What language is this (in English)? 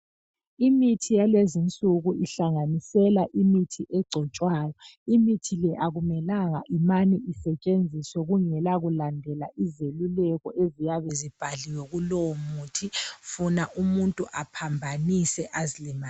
North Ndebele